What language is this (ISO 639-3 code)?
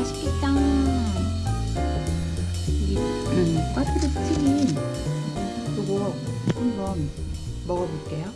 kor